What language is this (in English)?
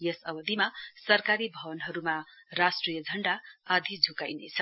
Nepali